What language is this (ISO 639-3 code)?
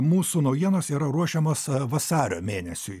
lit